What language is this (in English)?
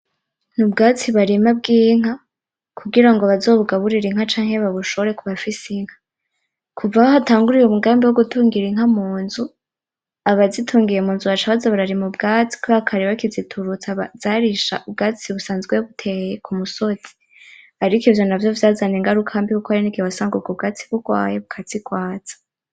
Rundi